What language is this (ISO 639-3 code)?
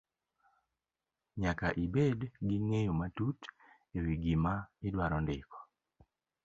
luo